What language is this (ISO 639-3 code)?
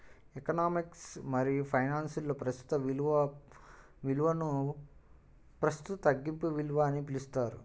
tel